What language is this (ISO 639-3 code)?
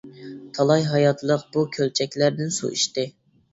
uig